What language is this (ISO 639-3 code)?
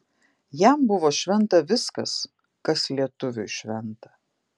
lit